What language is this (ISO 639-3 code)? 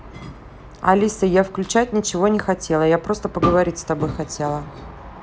rus